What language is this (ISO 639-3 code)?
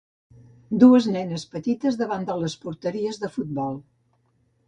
cat